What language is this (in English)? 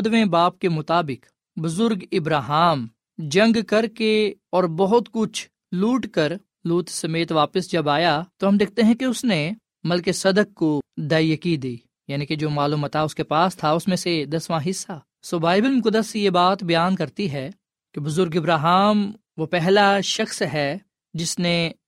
Urdu